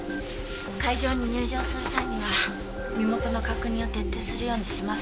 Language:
Japanese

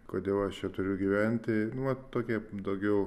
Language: Lithuanian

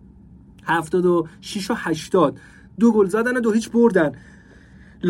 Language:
Persian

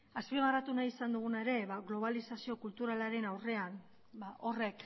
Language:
Basque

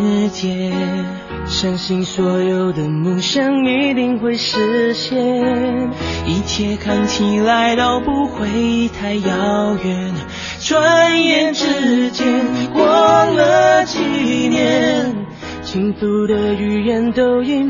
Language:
Chinese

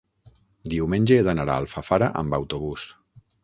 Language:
Catalan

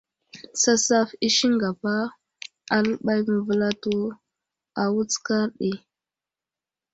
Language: Wuzlam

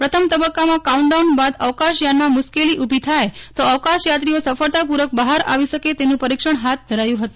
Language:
Gujarati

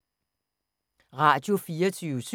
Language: Danish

